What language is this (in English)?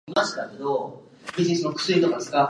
Japanese